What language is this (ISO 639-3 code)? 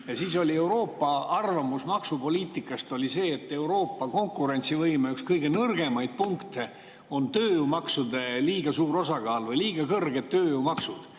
est